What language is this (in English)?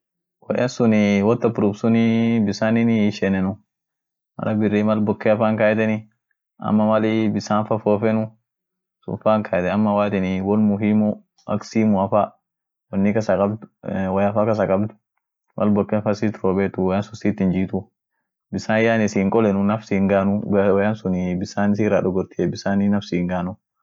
Orma